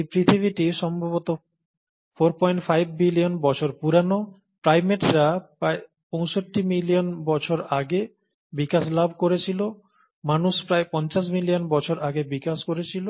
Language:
Bangla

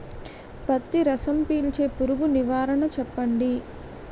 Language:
Telugu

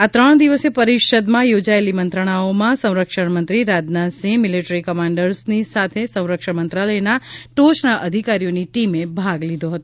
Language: Gujarati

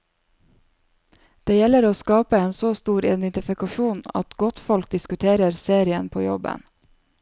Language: Norwegian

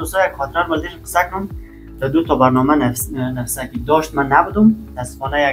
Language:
Persian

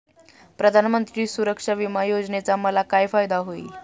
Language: Marathi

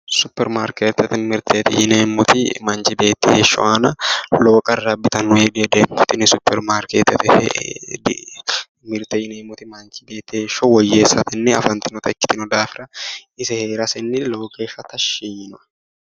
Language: Sidamo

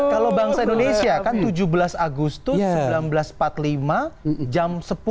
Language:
Indonesian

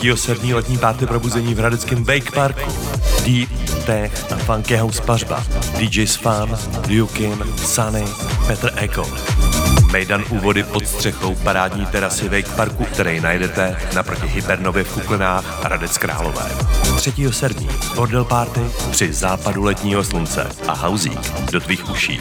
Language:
Czech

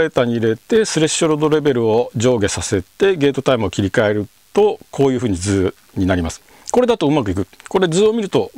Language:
Japanese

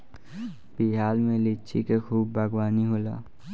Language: Bhojpuri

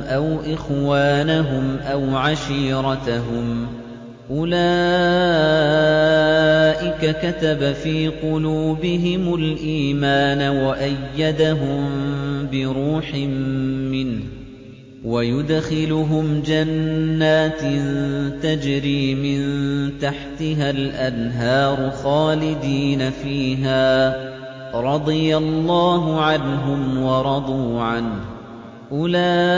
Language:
Arabic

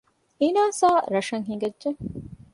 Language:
Divehi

